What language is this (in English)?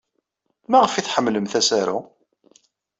Kabyle